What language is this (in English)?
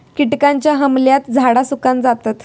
Marathi